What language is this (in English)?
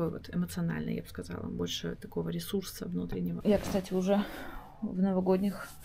Russian